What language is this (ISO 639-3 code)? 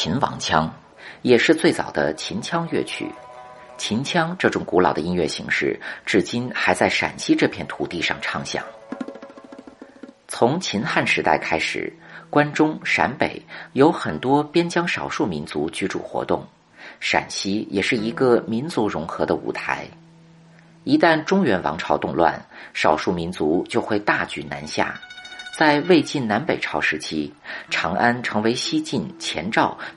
zho